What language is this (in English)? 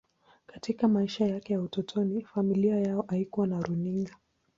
Swahili